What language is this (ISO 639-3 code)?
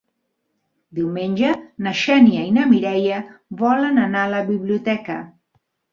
cat